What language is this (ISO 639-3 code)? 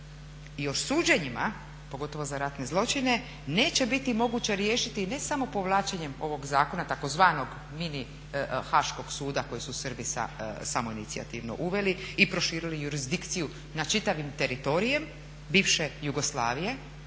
hrv